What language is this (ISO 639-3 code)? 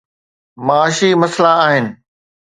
snd